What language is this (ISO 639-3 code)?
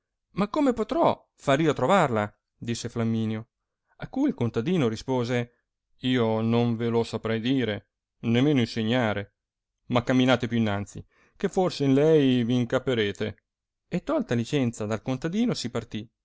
ita